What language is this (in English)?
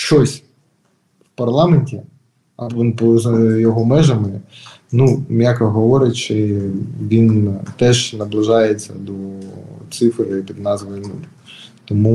Ukrainian